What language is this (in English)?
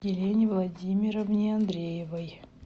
Russian